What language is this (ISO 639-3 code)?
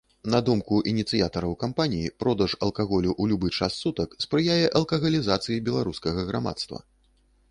bel